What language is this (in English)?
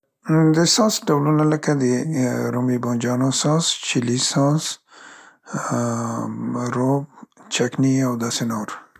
Central Pashto